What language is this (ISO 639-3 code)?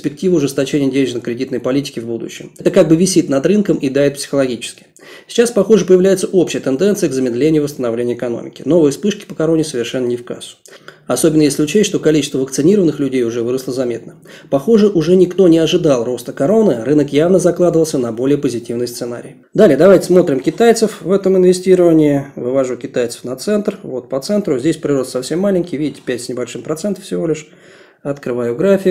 rus